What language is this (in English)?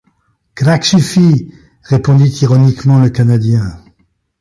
French